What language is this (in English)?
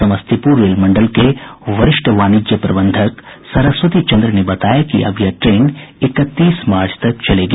Hindi